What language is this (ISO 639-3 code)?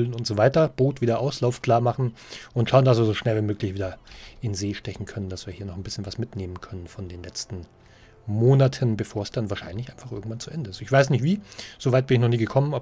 deu